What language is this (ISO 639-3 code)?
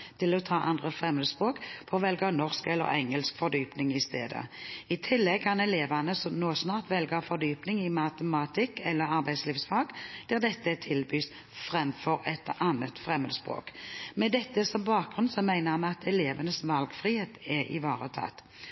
nob